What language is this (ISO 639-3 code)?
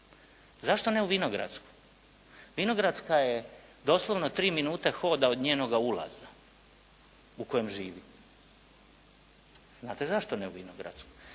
hrv